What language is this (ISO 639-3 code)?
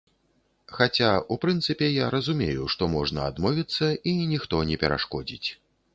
bel